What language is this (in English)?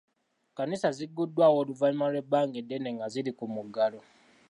Ganda